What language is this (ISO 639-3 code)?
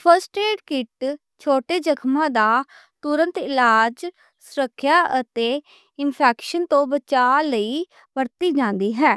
lah